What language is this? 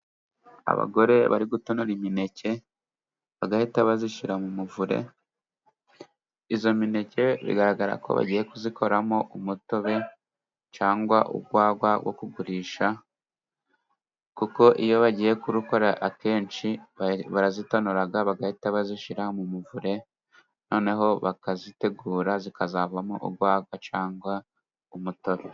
Kinyarwanda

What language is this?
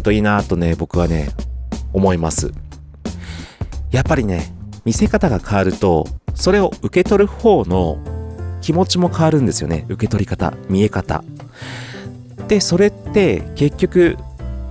Japanese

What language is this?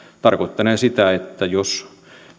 Finnish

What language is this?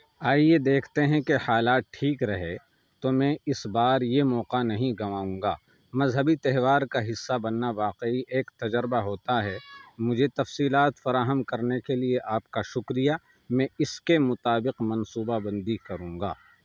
Urdu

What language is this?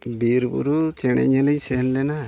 Santali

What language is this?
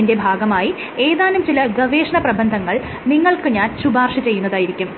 Malayalam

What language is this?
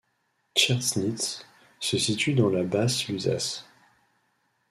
French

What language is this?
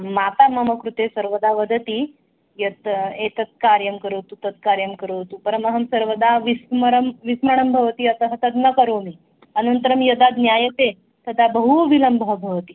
Sanskrit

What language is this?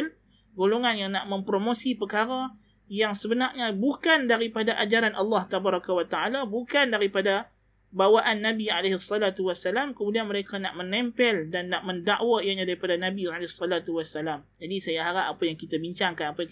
Malay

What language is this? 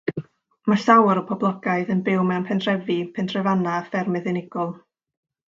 Welsh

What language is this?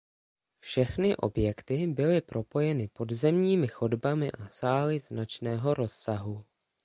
Czech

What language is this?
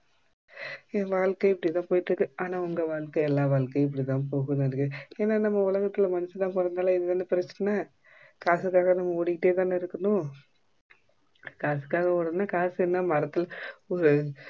Tamil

